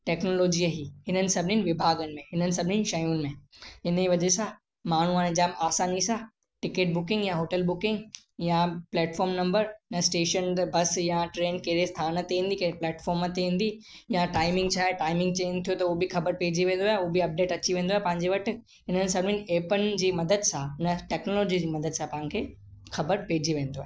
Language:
Sindhi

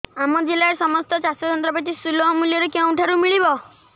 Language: Odia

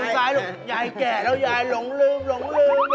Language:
Thai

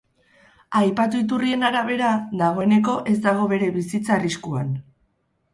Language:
Basque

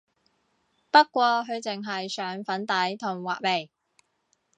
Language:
Cantonese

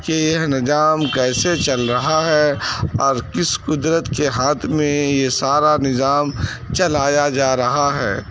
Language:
Urdu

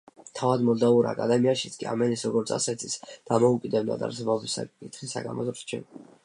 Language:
Georgian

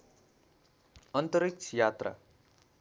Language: Nepali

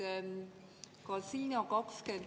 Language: Estonian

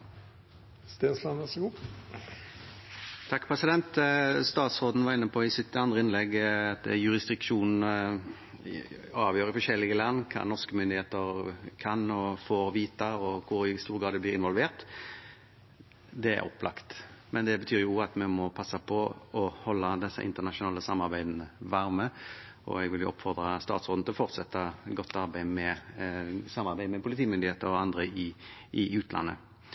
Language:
Norwegian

